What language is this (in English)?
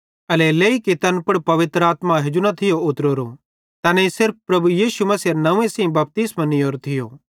Bhadrawahi